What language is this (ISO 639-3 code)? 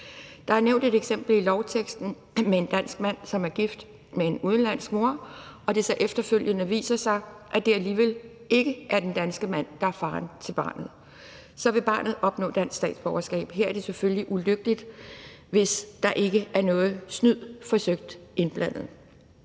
dan